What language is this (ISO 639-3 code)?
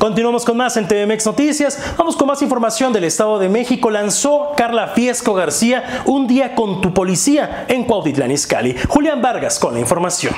spa